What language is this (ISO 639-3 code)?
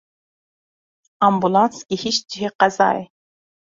kur